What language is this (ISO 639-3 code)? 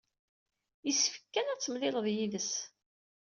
kab